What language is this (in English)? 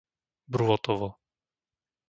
Slovak